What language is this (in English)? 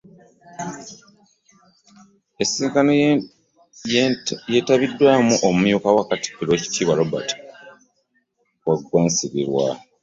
Ganda